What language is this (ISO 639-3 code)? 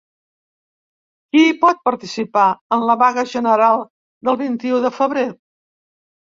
cat